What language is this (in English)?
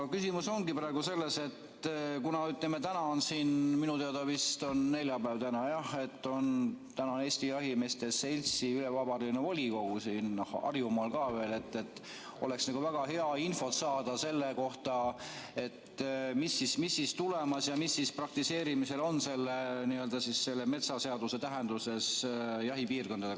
Estonian